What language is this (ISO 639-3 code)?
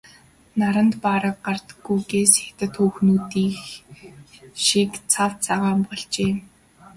mon